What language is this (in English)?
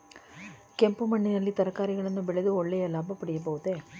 Kannada